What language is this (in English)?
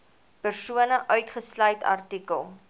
Afrikaans